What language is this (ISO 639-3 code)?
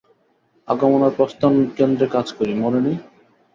ben